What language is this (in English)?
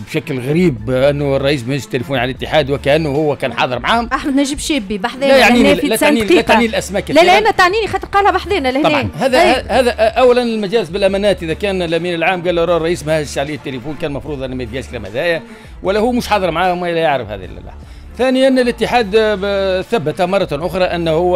Arabic